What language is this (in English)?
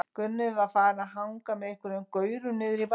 Icelandic